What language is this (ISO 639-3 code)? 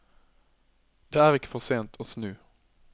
nor